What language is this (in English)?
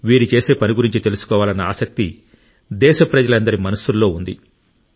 Telugu